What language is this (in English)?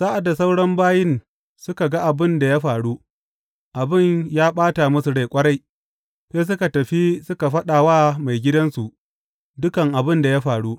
Hausa